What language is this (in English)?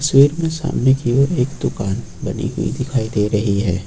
Hindi